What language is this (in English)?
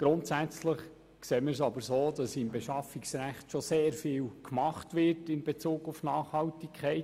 Swiss German